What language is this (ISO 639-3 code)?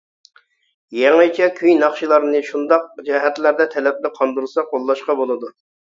uig